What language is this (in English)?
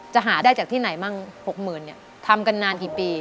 Thai